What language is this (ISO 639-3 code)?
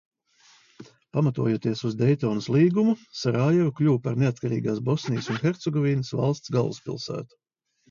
lav